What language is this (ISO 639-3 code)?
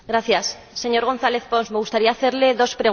spa